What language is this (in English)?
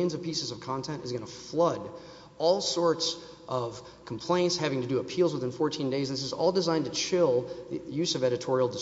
English